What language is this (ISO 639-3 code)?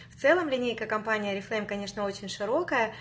rus